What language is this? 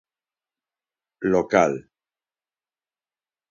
Galician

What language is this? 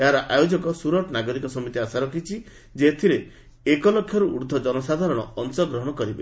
Odia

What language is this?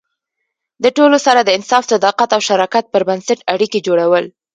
Pashto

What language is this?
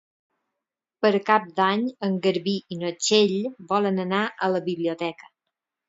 Catalan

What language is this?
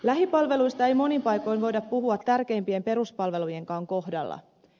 Finnish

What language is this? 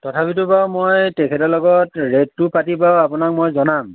Assamese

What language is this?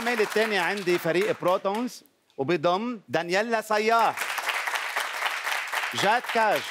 Arabic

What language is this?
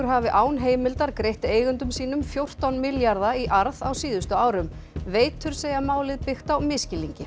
Icelandic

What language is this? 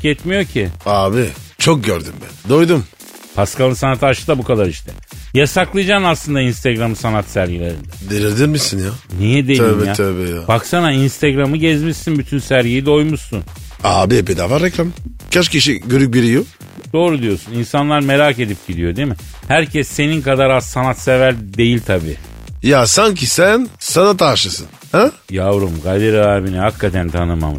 Turkish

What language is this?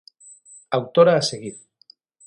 Galician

